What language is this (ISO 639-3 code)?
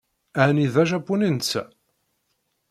kab